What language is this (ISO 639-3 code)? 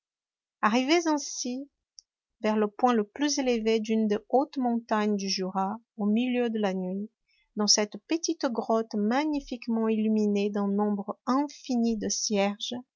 fra